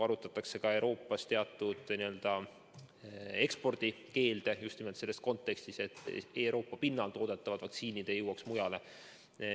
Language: Estonian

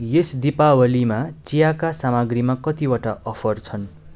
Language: Nepali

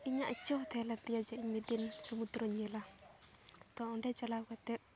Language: Santali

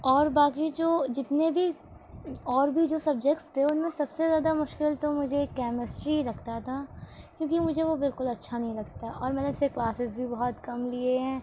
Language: Urdu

